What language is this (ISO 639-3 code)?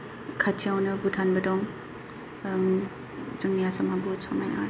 brx